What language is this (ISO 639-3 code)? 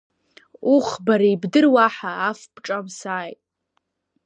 abk